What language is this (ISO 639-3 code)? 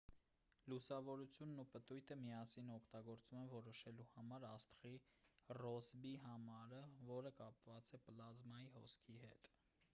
hye